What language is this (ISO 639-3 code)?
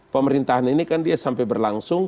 ind